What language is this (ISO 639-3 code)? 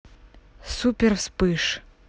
rus